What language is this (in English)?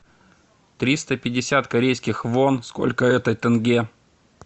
Russian